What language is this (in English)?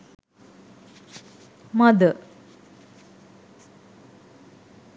Sinhala